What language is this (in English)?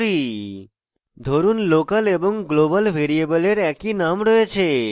Bangla